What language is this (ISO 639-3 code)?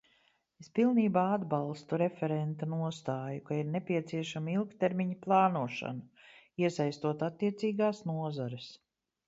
lav